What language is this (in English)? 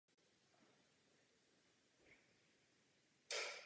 Czech